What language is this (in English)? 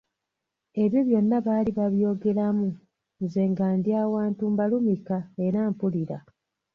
Ganda